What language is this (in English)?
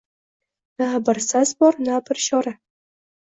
Uzbek